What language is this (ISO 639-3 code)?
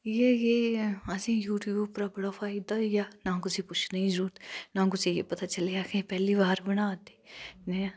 doi